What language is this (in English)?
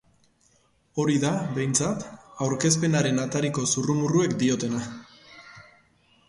Basque